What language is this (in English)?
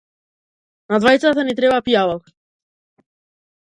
Macedonian